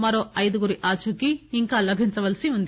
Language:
Telugu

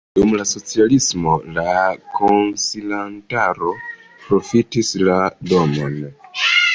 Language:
Esperanto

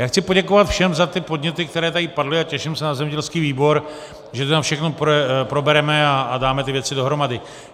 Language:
Czech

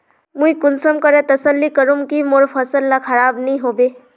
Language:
Magahi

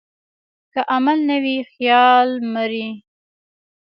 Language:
Pashto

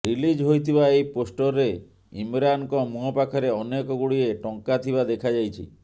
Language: Odia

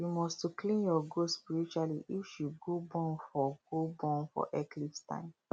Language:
Nigerian Pidgin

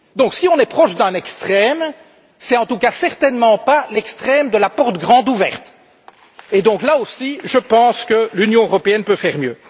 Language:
French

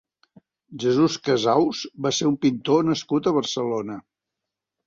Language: Catalan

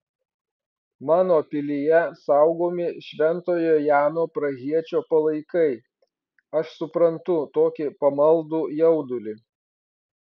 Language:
Lithuanian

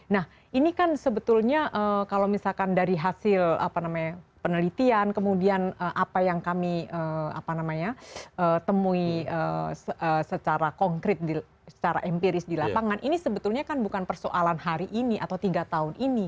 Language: Indonesian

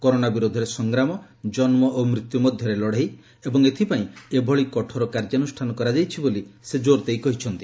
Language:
Odia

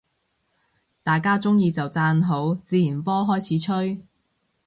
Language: Cantonese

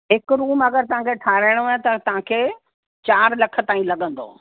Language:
Sindhi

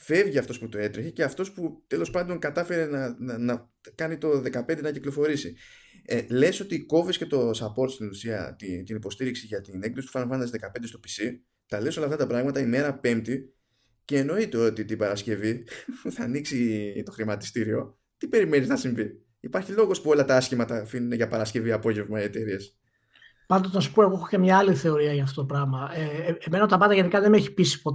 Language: Greek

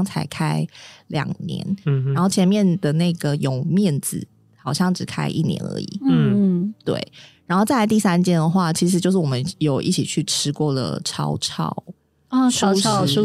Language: Chinese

